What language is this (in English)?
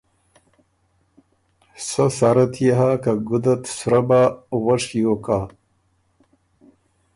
Ormuri